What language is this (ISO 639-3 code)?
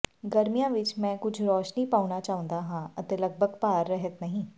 pan